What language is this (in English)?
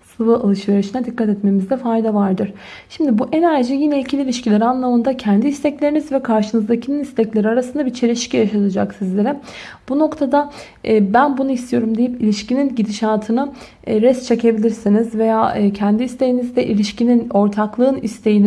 Turkish